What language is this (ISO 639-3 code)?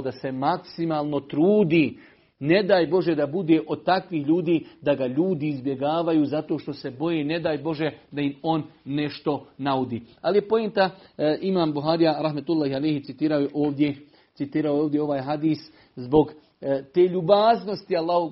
hrv